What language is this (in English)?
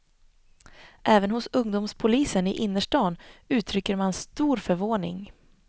Swedish